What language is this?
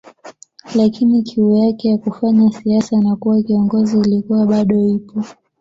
Swahili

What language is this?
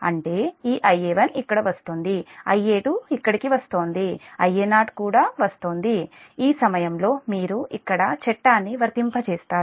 Telugu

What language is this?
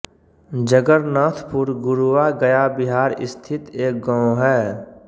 Hindi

